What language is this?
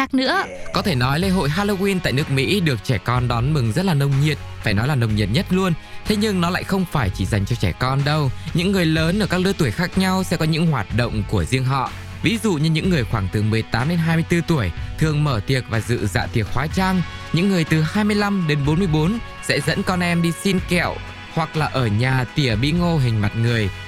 Vietnamese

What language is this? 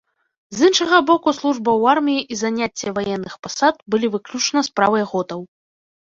Belarusian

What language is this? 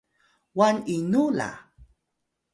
Atayal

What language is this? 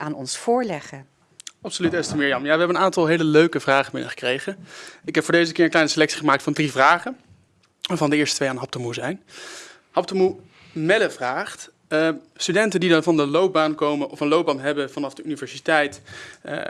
Dutch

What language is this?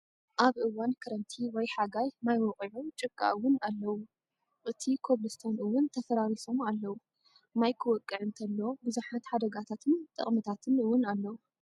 Tigrinya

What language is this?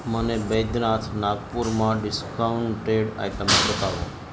Gujarati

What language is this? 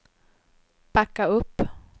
Swedish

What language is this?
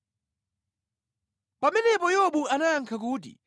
Nyanja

